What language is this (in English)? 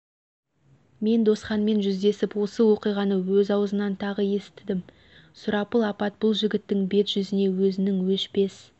Kazakh